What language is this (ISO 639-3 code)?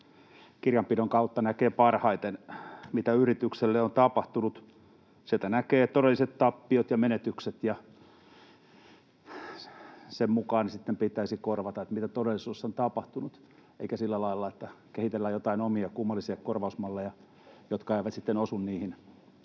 fin